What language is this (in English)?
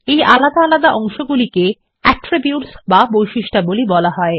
Bangla